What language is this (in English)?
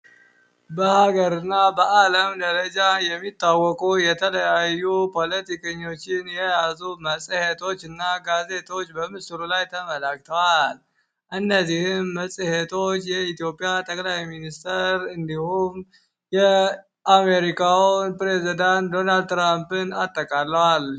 Amharic